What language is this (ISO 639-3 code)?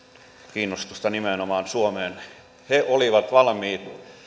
fin